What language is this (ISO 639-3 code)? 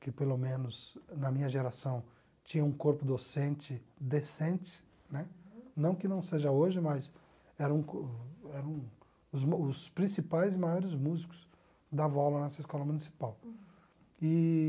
por